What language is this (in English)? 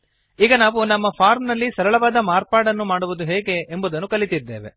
Kannada